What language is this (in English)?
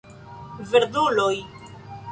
Esperanto